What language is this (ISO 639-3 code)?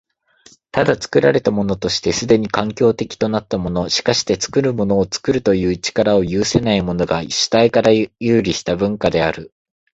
jpn